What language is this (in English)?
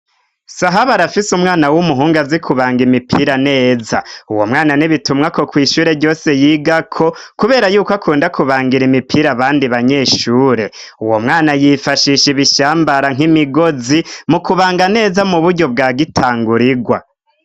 Rundi